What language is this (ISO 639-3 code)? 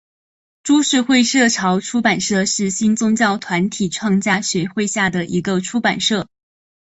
zho